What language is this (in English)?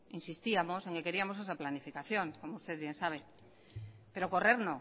Spanish